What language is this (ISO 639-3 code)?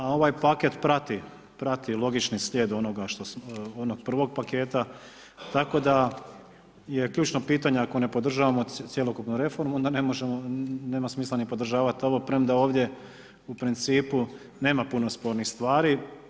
hrv